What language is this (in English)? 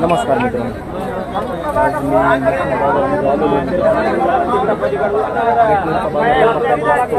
Marathi